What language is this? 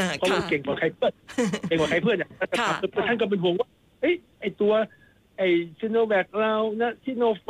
Thai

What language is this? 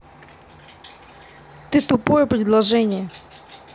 Russian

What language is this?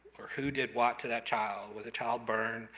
English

